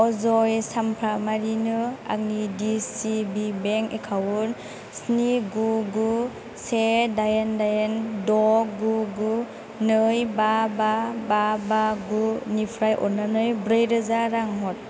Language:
Bodo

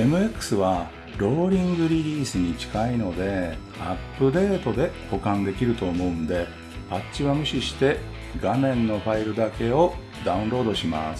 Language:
Japanese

